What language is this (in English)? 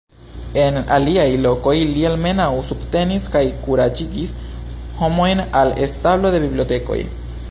Esperanto